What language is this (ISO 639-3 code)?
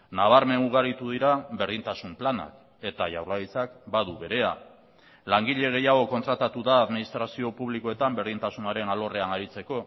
eus